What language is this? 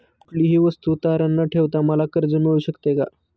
Marathi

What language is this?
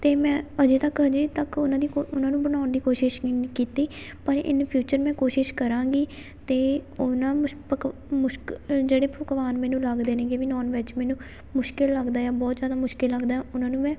Punjabi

